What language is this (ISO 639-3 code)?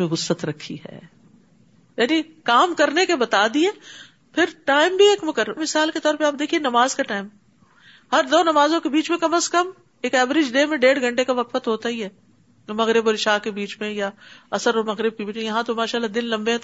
urd